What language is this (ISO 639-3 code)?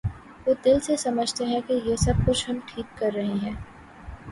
urd